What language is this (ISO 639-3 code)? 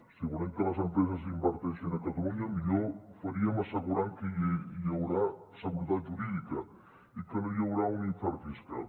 cat